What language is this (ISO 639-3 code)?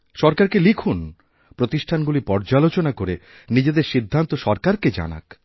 ben